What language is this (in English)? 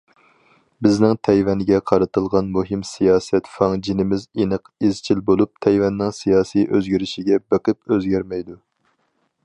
Uyghur